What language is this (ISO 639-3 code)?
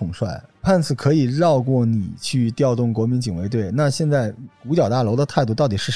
zho